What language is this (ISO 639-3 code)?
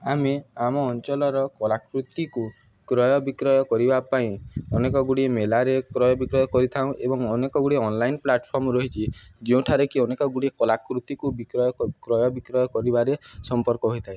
ori